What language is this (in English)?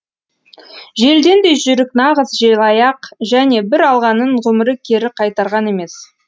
Kazakh